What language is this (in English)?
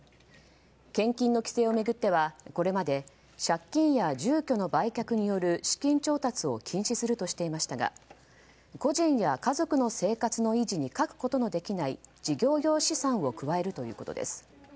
Japanese